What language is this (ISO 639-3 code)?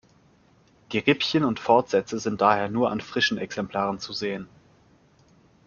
deu